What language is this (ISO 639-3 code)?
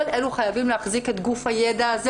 heb